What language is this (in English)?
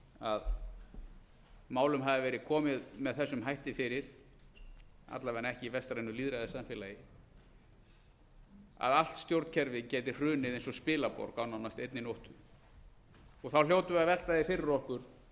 Icelandic